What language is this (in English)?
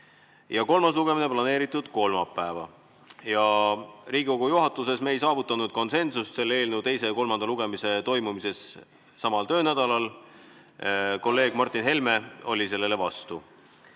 Estonian